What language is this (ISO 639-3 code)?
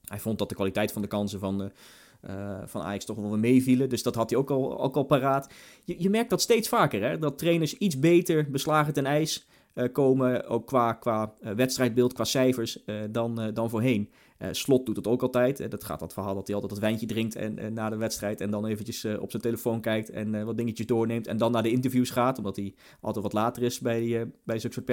nld